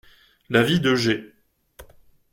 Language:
French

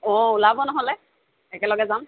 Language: Assamese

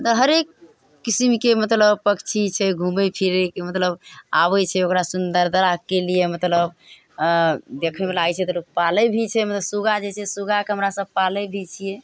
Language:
Maithili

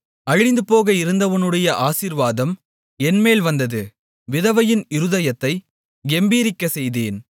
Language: Tamil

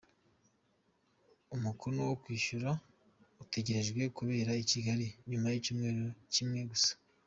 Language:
Kinyarwanda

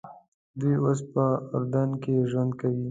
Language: Pashto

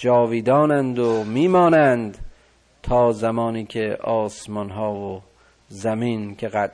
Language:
Persian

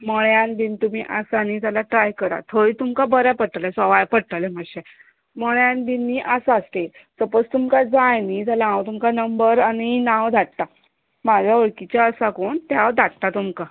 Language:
Konkani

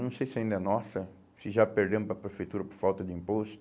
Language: Portuguese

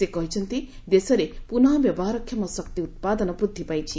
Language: Odia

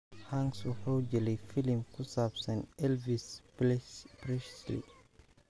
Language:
Somali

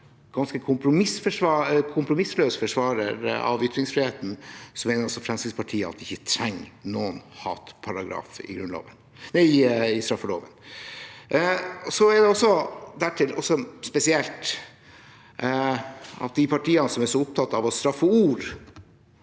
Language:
Norwegian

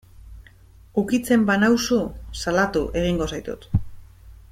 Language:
Basque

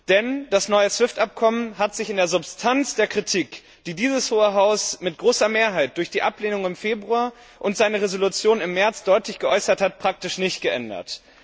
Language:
German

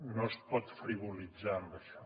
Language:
Catalan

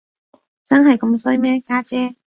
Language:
Cantonese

